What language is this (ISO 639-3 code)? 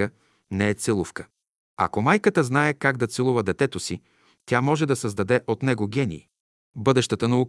bul